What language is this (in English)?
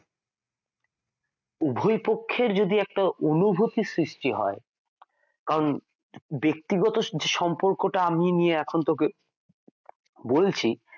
Bangla